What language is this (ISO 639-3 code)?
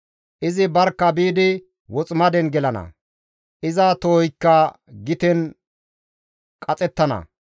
gmv